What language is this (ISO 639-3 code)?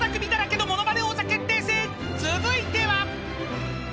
jpn